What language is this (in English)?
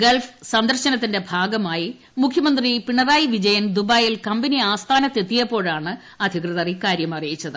Malayalam